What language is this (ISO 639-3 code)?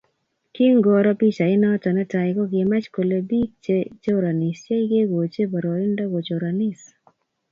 kln